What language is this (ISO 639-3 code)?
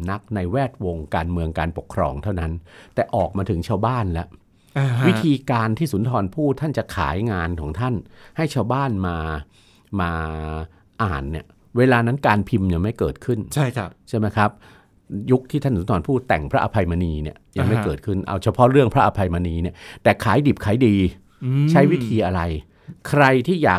tha